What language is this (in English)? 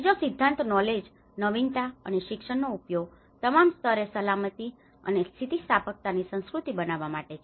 Gujarati